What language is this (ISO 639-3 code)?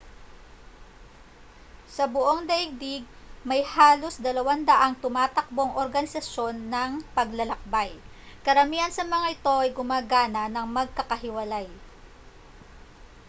fil